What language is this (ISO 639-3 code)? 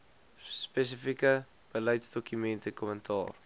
afr